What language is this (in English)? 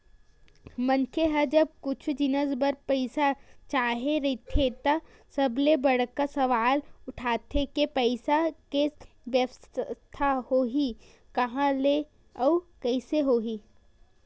Chhattisgarhi